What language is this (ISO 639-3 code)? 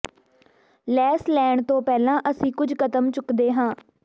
pan